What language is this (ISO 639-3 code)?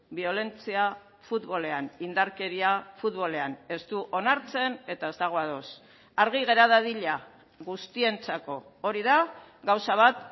eus